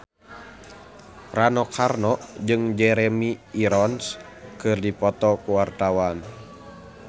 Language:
Sundanese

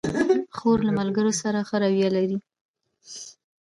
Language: Pashto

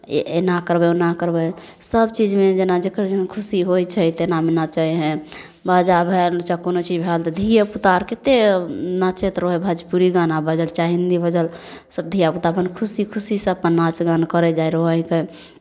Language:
Maithili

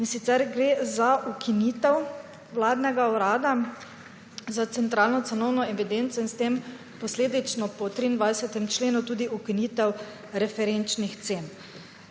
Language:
Slovenian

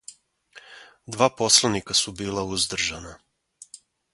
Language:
Serbian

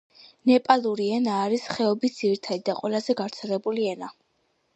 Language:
Georgian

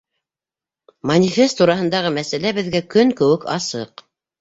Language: Bashkir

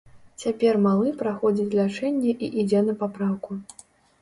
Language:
Belarusian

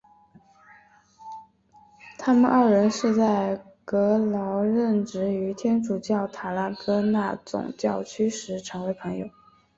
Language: Chinese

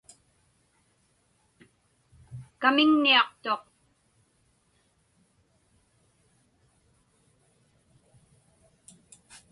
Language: Inupiaq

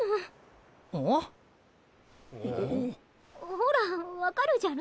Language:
Japanese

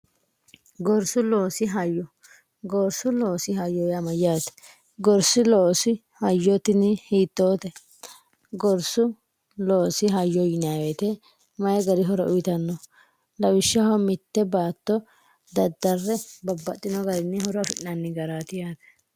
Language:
Sidamo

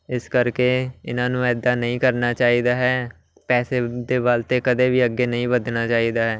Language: Punjabi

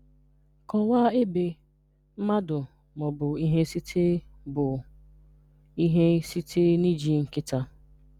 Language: Igbo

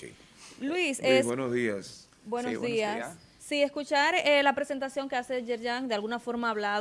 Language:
Spanish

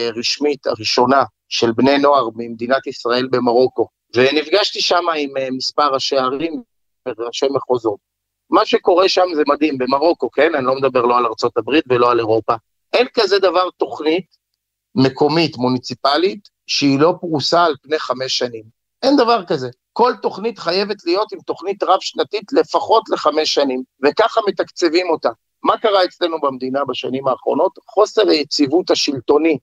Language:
Hebrew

